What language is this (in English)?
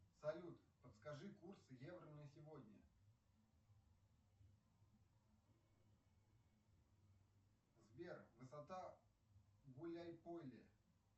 Russian